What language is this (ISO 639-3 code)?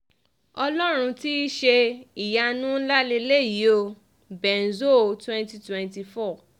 yor